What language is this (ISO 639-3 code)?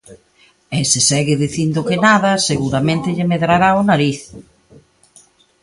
glg